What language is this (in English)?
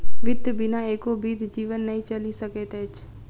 Maithili